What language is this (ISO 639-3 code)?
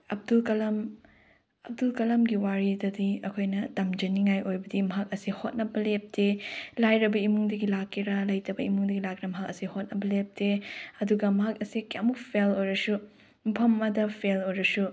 mni